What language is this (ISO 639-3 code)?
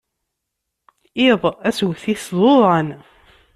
kab